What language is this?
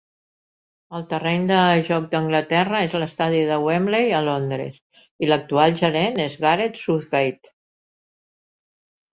Catalan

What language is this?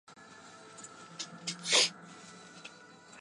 Chinese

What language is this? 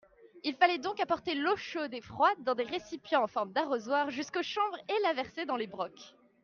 French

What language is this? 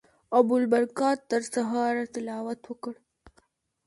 Pashto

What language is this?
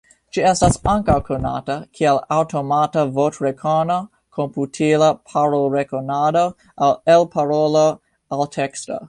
Esperanto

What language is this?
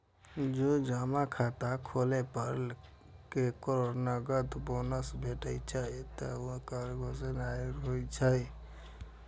Maithili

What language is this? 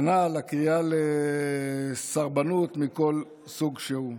Hebrew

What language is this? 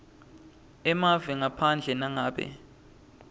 Swati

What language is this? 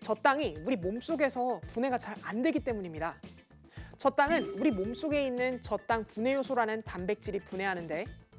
Korean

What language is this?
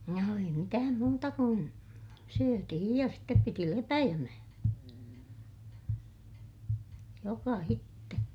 Finnish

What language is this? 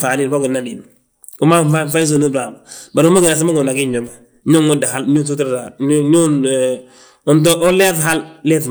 Balanta-Ganja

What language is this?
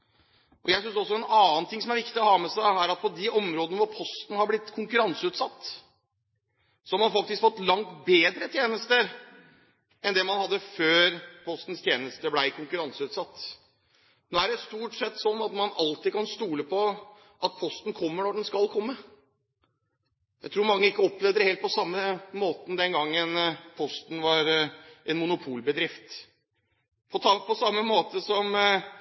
Norwegian Bokmål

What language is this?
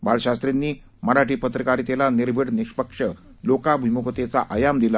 Marathi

